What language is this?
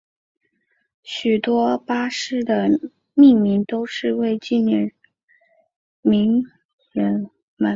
Chinese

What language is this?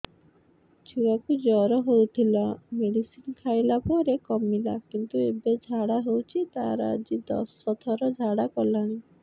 Odia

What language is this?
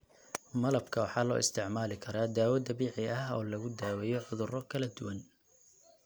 Somali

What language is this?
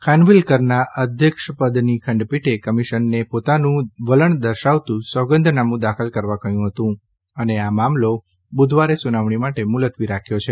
Gujarati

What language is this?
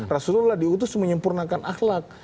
Indonesian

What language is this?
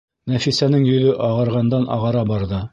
Bashkir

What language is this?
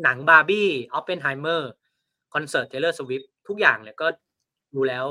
Thai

